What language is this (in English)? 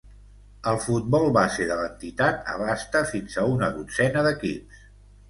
Catalan